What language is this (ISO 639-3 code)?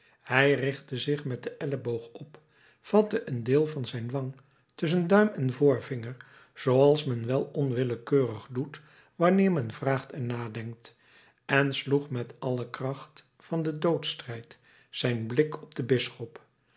nld